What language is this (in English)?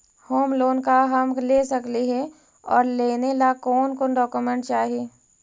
Magahi